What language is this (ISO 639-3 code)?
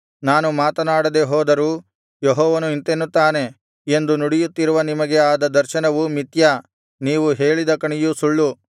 kan